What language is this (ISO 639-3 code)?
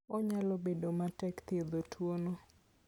luo